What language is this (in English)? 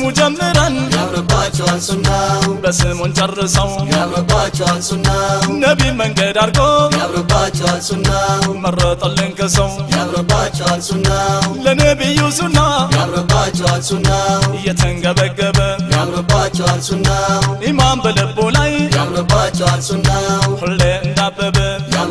Arabic